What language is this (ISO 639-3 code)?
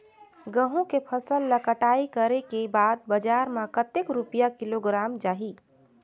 hne